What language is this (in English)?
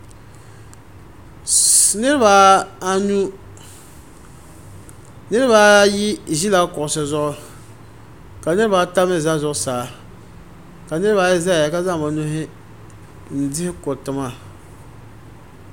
Dagbani